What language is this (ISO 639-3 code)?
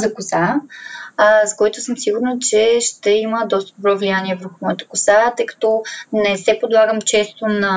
bul